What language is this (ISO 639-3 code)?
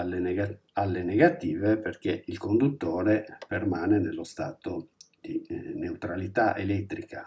ita